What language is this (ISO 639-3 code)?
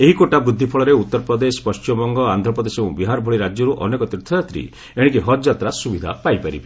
ori